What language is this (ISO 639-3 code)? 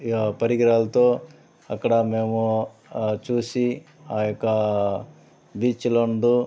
tel